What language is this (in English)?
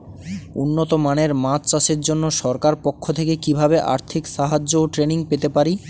Bangla